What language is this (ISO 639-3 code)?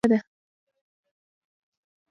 pus